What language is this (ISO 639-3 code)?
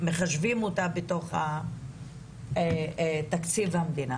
heb